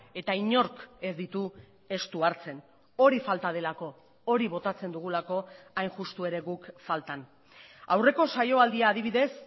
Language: Basque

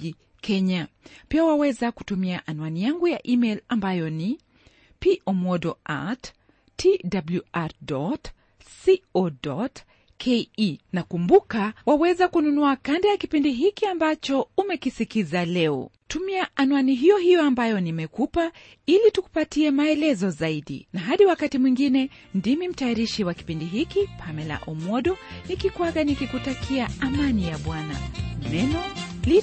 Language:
Swahili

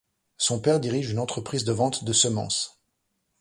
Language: French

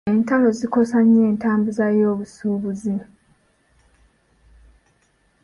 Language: Ganda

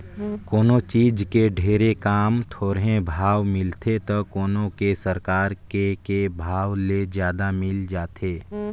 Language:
Chhattisgarhi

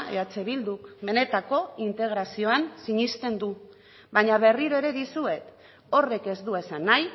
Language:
Basque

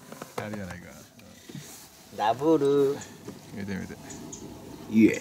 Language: Japanese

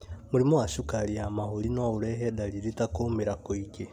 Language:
Kikuyu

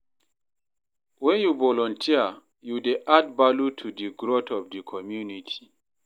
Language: Nigerian Pidgin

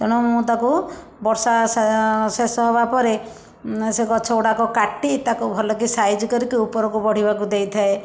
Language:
Odia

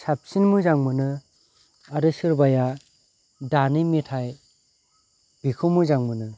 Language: Bodo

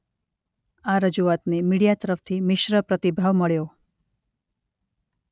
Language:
Gujarati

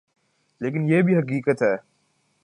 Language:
Urdu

